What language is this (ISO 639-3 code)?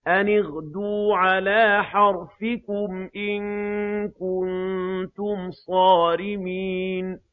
ara